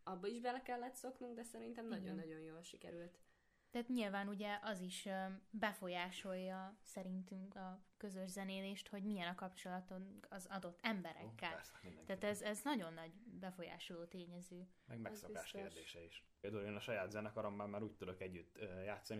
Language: Hungarian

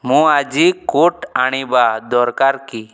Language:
Odia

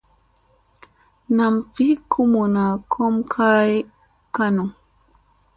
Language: Musey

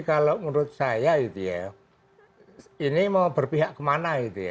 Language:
Indonesian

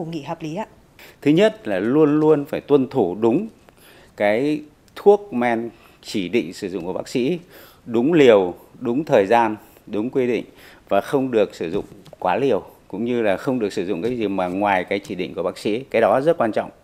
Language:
Vietnamese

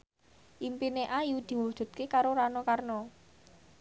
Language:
Javanese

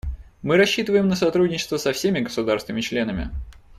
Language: Russian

